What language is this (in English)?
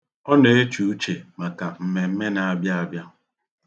Igbo